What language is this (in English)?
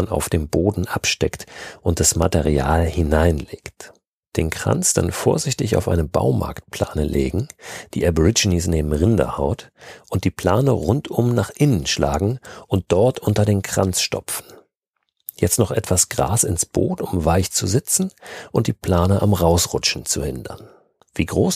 German